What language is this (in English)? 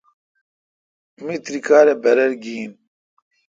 Kalkoti